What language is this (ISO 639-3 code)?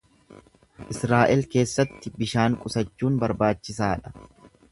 orm